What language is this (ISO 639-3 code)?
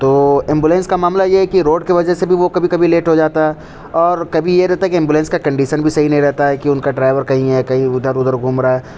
urd